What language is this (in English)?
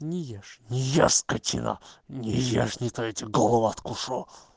Russian